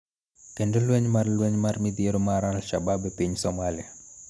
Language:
Luo (Kenya and Tanzania)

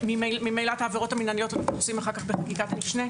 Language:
Hebrew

